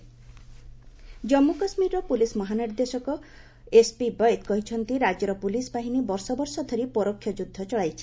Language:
Odia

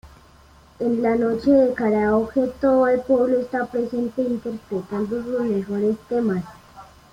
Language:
Spanish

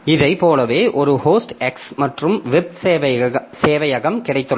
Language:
Tamil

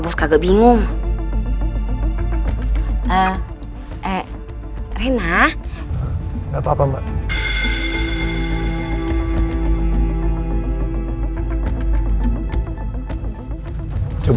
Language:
Indonesian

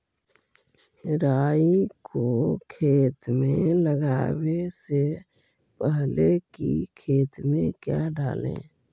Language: Magahi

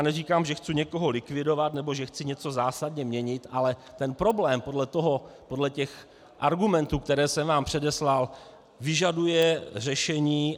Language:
Czech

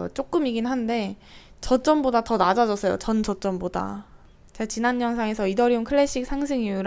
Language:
Korean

